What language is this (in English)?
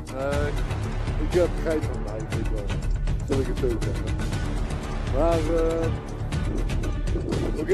Dutch